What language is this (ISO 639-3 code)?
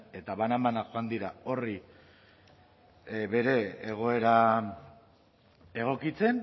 eus